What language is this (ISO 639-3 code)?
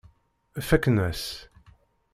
kab